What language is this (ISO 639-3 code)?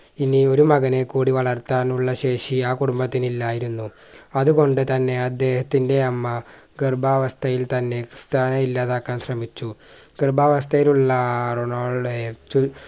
mal